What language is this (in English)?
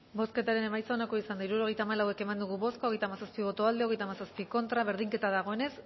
Basque